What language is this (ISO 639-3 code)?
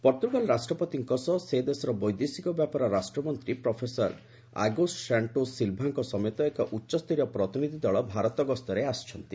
ori